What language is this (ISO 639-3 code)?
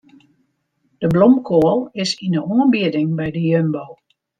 fry